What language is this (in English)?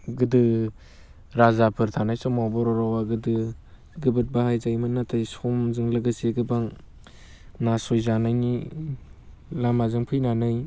Bodo